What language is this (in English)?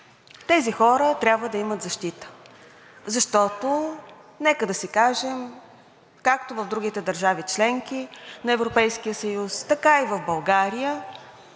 Bulgarian